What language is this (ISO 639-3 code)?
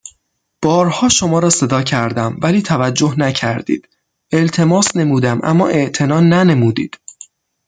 fas